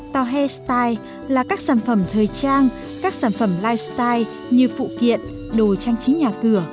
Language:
Vietnamese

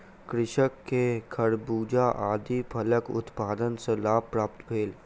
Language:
Maithili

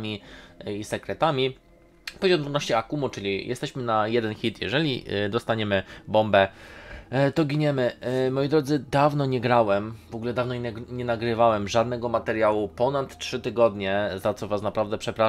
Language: Polish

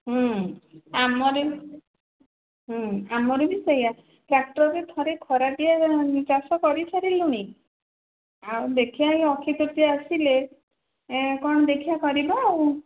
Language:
Odia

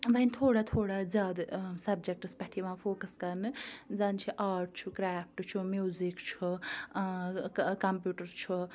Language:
Kashmiri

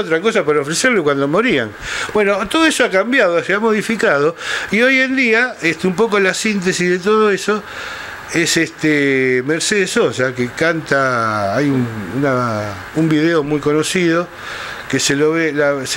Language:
Spanish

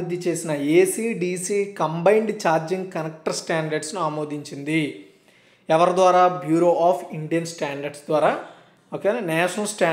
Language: Hindi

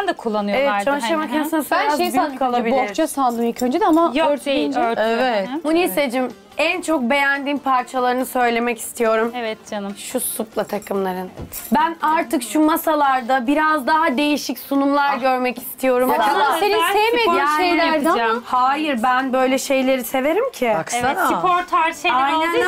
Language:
Turkish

